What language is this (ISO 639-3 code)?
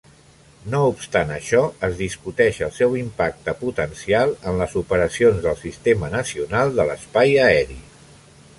cat